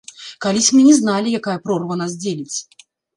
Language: Belarusian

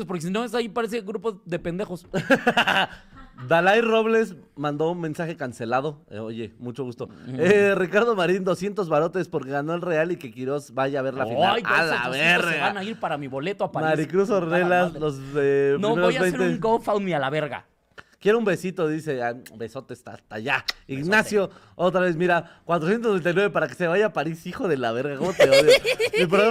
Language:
Spanish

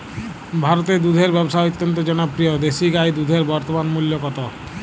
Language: Bangla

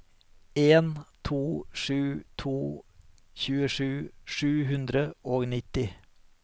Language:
Norwegian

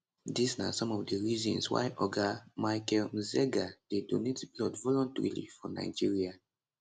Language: Nigerian Pidgin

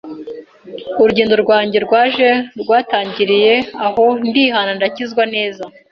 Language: Kinyarwanda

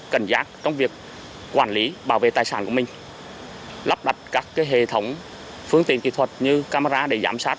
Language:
Vietnamese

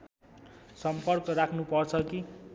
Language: Nepali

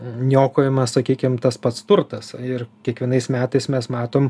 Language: Lithuanian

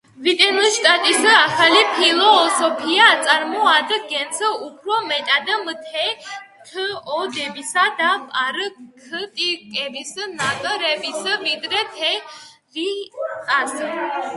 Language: Georgian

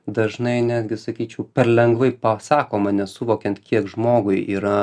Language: Lithuanian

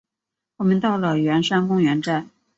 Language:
Chinese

